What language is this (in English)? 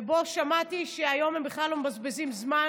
Hebrew